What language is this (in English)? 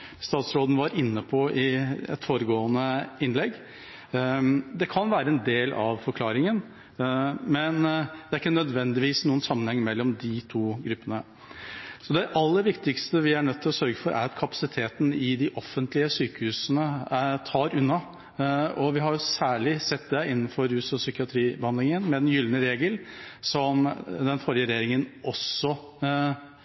Norwegian Bokmål